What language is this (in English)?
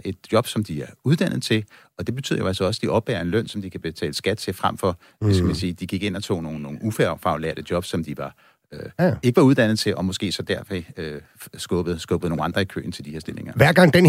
Danish